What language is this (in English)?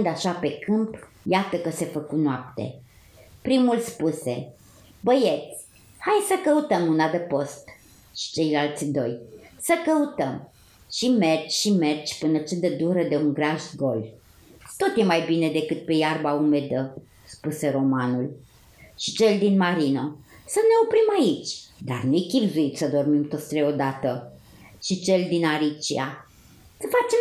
Romanian